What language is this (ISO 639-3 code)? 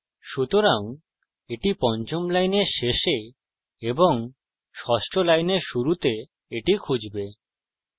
ben